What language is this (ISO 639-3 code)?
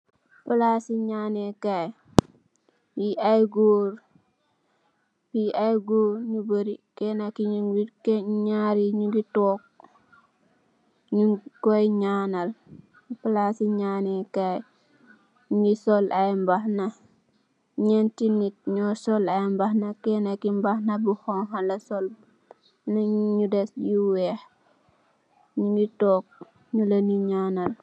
wol